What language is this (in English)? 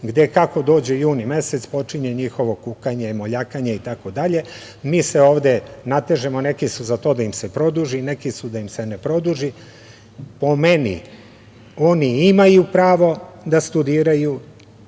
Serbian